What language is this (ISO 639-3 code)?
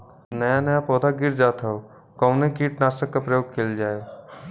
bho